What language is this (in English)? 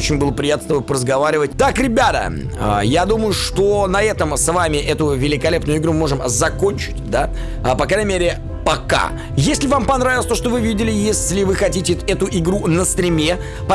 Russian